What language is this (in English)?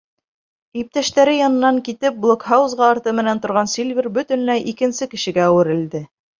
Bashkir